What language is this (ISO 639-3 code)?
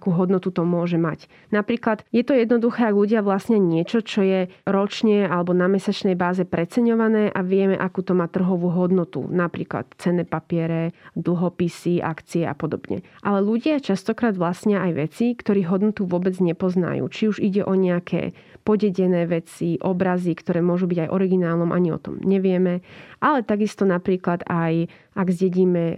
slk